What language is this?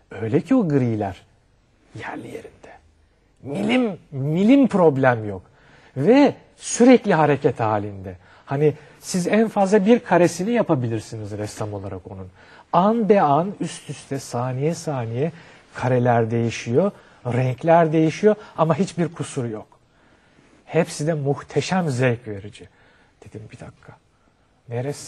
Turkish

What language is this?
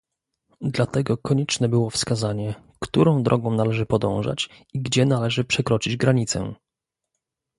Polish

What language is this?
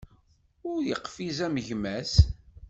Kabyle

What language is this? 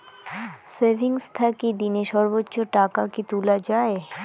Bangla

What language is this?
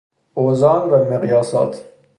Persian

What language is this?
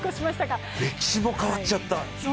Japanese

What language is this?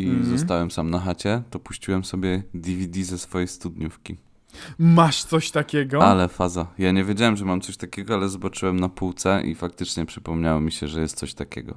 Polish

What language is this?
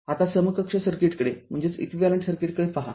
Marathi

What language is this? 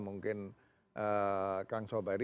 Indonesian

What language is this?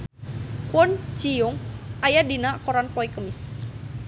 Sundanese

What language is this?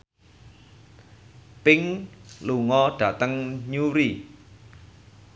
Javanese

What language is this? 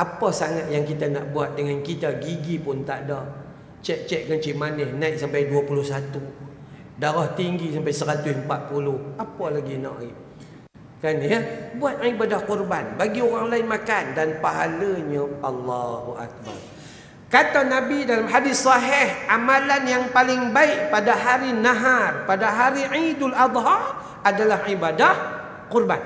Malay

